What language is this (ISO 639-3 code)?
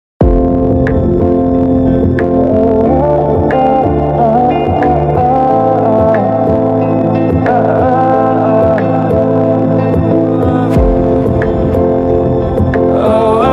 ara